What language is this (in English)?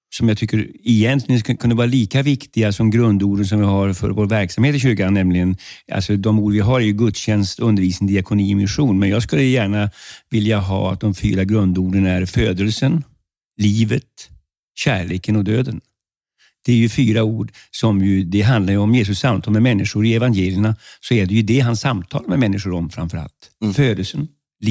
Swedish